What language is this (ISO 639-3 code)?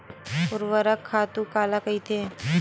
hne